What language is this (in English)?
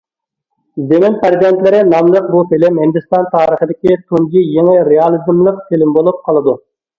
Uyghur